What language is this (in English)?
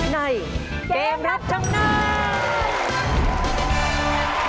Thai